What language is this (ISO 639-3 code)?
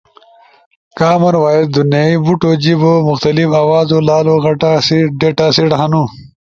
ush